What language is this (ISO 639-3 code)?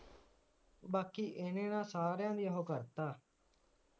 pan